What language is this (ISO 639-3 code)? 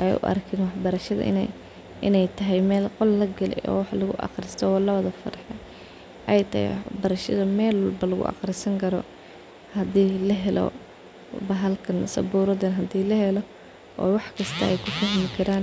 som